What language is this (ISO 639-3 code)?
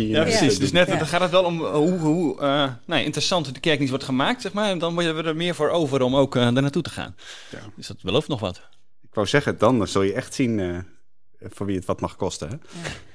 nld